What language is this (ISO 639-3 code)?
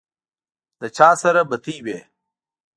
pus